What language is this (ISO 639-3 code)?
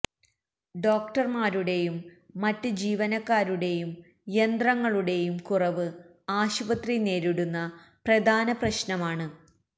mal